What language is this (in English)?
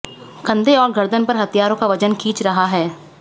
Hindi